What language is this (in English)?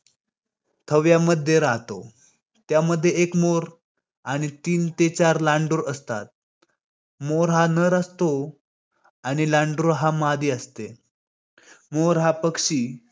Marathi